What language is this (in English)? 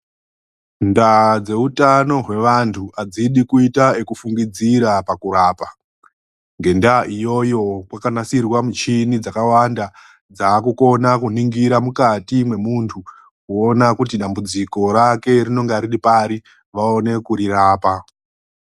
Ndau